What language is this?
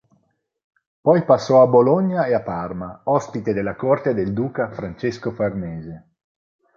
Italian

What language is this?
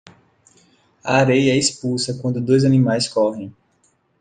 Portuguese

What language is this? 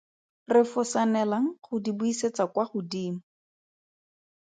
Tswana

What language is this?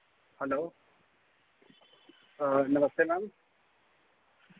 Dogri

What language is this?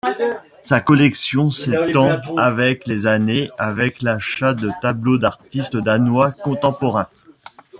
French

